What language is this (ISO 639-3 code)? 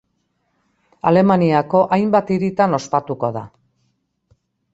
eus